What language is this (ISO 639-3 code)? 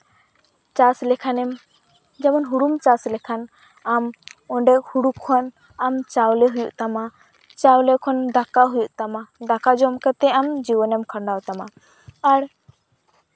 sat